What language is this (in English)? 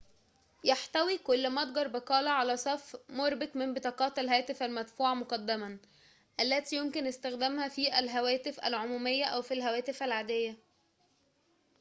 Arabic